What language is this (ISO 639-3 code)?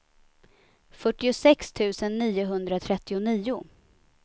swe